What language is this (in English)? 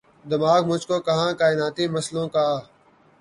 Urdu